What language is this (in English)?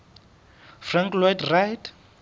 Southern Sotho